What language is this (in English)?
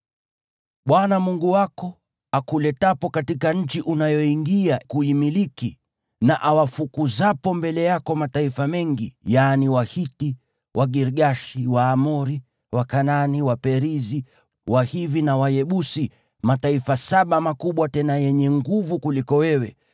Swahili